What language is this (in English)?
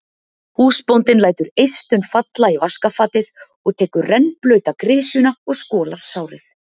Icelandic